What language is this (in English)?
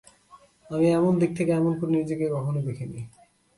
Bangla